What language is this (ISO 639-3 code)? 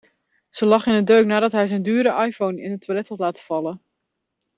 nld